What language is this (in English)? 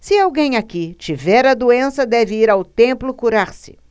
Portuguese